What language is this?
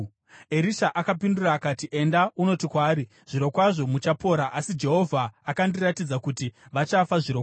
Shona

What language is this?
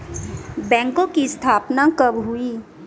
Hindi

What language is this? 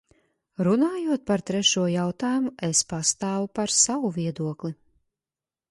Latvian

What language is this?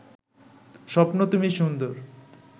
Bangla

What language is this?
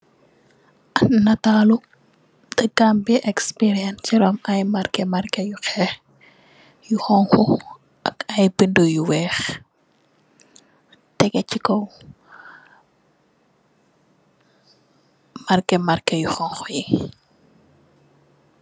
Wolof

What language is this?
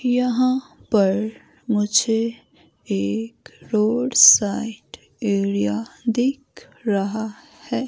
Hindi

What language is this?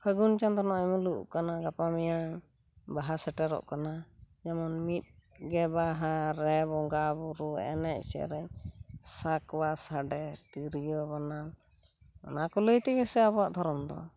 Santali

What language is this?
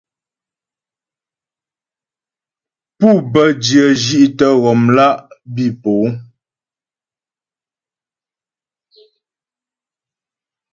Ghomala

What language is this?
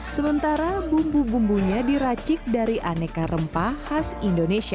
Indonesian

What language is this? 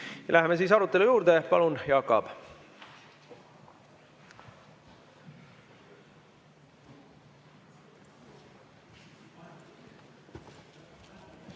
Estonian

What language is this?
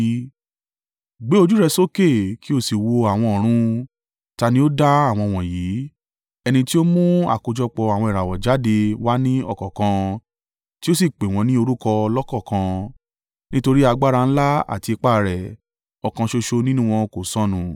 Yoruba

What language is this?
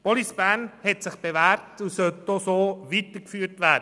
Swiss German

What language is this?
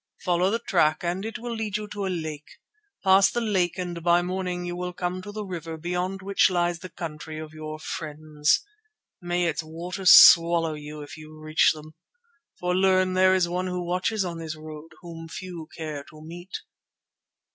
English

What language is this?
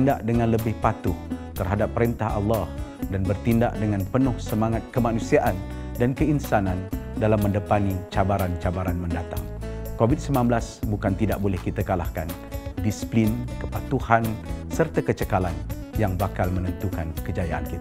Malay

